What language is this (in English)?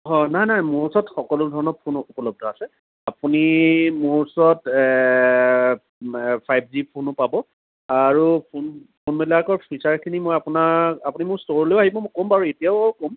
Assamese